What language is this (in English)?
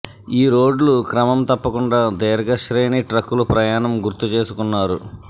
Telugu